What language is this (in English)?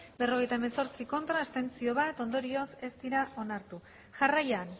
Basque